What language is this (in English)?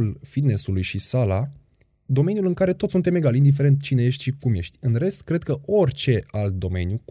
Romanian